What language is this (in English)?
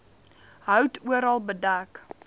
Afrikaans